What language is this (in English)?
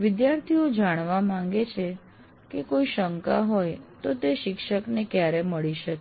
Gujarati